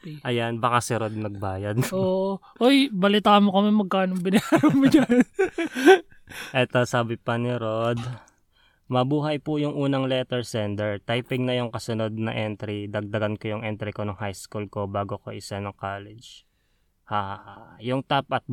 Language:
Filipino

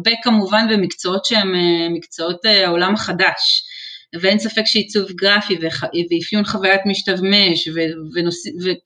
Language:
Hebrew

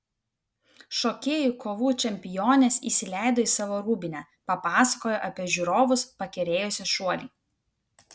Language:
Lithuanian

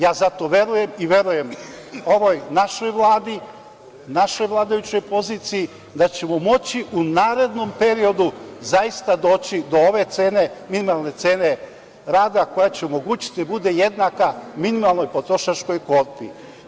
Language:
Serbian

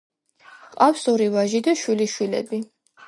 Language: Georgian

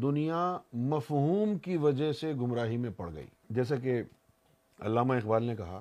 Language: Urdu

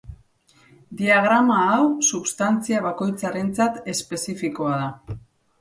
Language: Basque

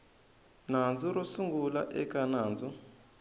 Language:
Tsonga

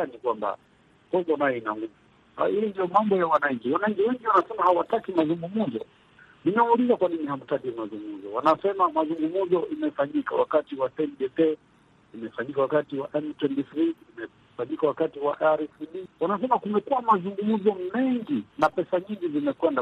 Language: Swahili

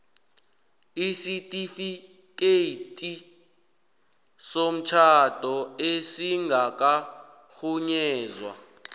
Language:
South Ndebele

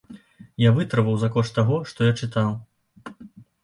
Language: Belarusian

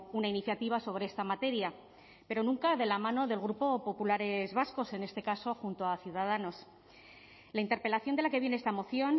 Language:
Spanish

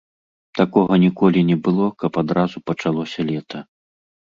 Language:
Belarusian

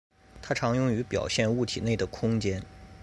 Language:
Chinese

